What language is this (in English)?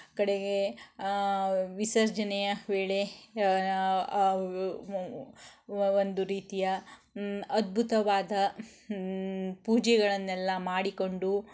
Kannada